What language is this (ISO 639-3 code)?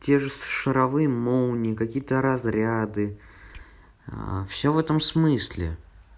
rus